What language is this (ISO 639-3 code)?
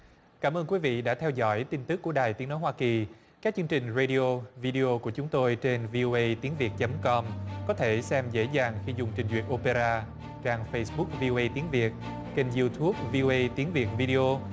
vie